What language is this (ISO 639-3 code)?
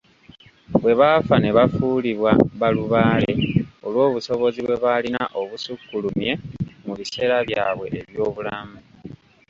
lug